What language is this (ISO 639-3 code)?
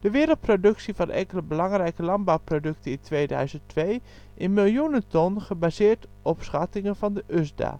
nld